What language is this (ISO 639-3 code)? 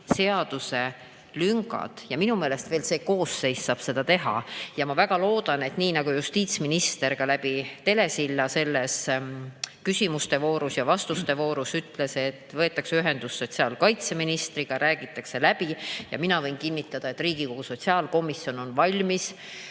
est